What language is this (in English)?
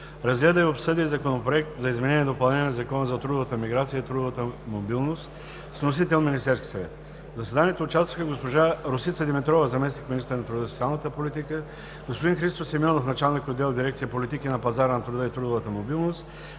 Bulgarian